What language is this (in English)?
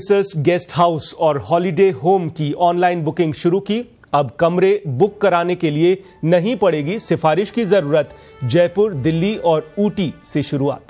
Hindi